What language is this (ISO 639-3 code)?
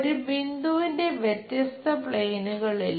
mal